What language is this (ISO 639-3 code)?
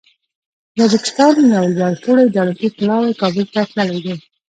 pus